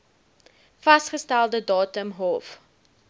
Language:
Afrikaans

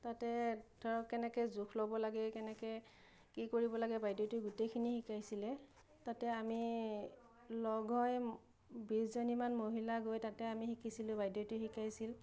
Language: Assamese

